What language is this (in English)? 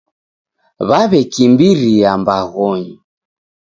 Taita